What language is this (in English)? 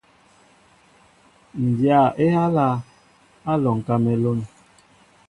Mbo (Cameroon)